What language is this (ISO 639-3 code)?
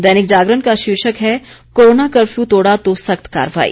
hin